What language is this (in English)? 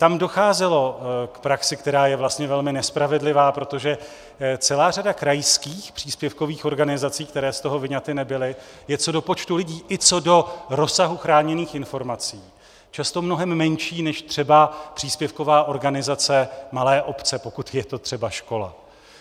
Czech